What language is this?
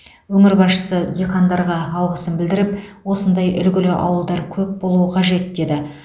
Kazakh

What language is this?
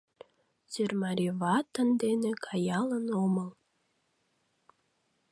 Mari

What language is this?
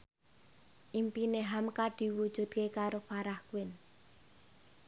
Javanese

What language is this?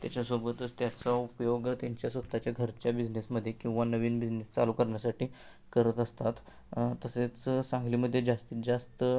Marathi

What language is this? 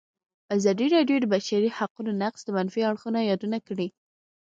Pashto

